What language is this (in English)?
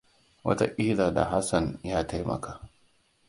Hausa